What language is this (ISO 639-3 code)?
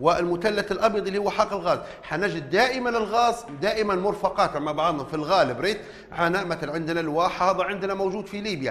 ara